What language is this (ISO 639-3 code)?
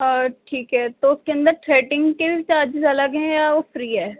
urd